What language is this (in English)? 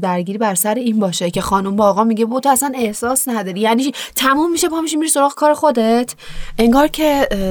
Persian